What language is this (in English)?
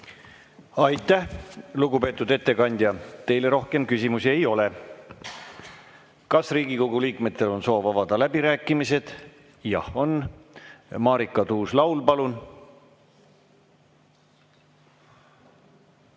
Estonian